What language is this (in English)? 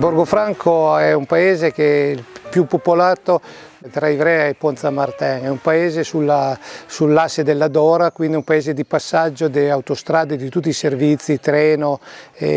Italian